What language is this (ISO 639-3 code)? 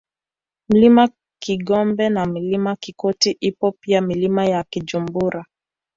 swa